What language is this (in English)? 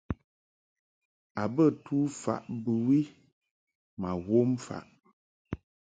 Mungaka